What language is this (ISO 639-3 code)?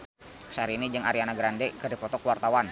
sun